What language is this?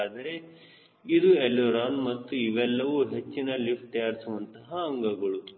Kannada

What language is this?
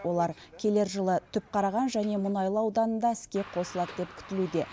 Kazakh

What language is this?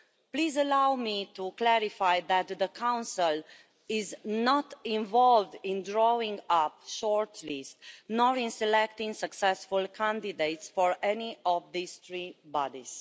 English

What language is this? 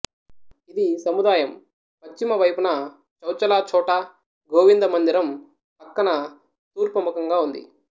Telugu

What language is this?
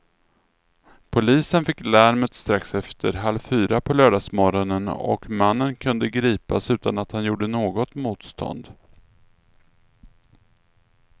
Swedish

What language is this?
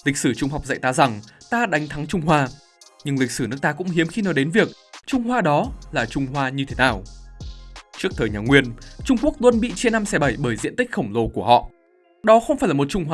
Vietnamese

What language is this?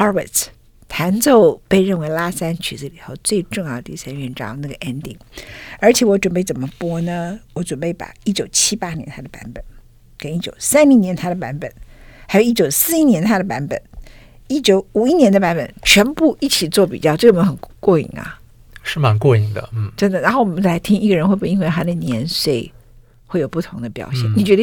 Chinese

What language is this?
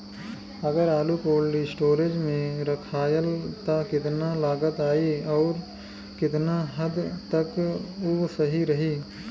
Bhojpuri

